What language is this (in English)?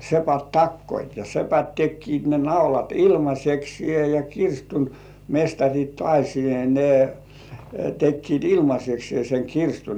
Finnish